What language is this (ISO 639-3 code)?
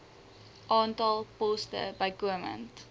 afr